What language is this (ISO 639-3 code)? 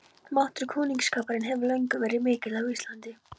isl